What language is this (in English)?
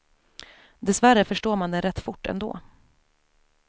Swedish